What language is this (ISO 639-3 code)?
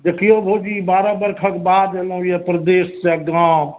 mai